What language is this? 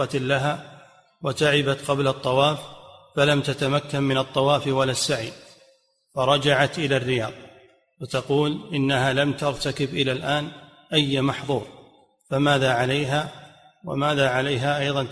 Arabic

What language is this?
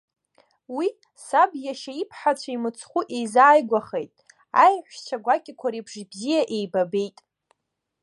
Abkhazian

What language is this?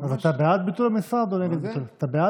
Hebrew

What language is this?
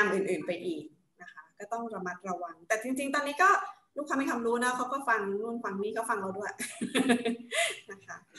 Thai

